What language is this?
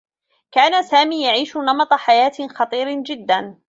Arabic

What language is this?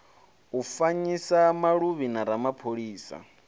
Venda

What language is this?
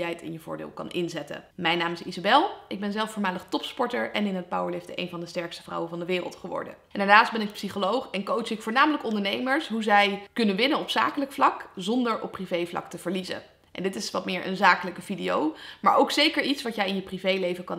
Dutch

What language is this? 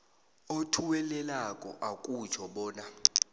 South Ndebele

